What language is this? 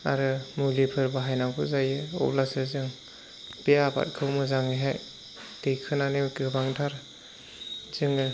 Bodo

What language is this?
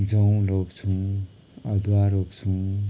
Nepali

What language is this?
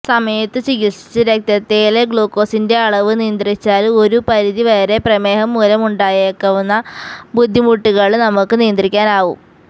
Malayalam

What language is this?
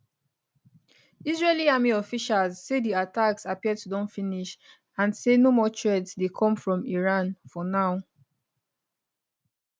Nigerian Pidgin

